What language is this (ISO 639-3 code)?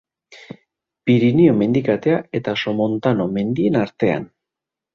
eus